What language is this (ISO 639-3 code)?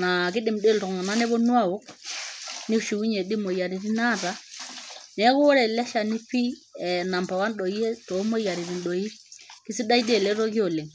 mas